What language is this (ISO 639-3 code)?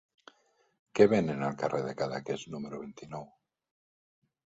cat